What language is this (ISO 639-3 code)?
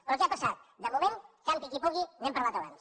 cat